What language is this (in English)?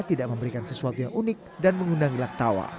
Indonesian